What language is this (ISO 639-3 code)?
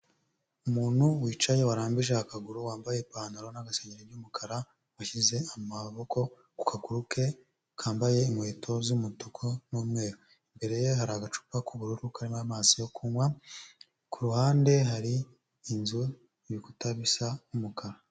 kin